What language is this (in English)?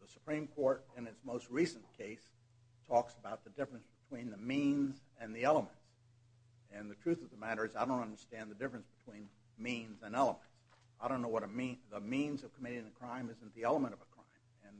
English